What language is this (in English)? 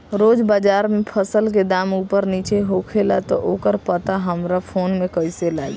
Bhojpuri